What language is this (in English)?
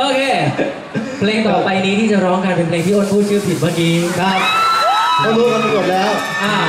Thai